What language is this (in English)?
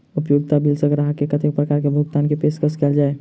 Maithili